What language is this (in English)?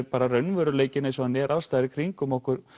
Icelandic